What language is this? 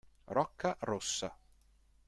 Italian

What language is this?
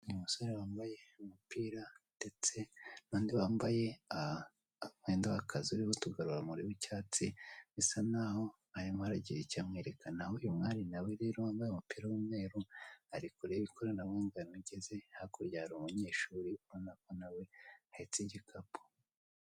Kinyarwanda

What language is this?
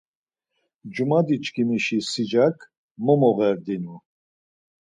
Laz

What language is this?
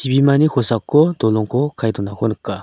Garo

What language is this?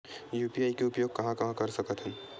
Chhattisgarhi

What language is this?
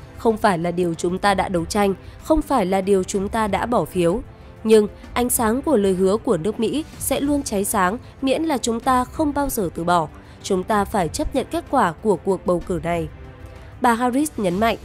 Vietnamese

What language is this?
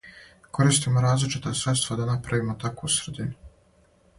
Serbian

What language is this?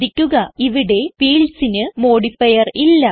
Malayalam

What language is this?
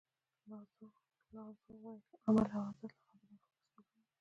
Pashto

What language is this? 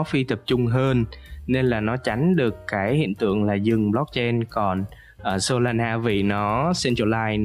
Vietnamese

